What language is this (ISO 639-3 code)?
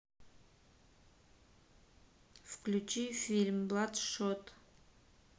rus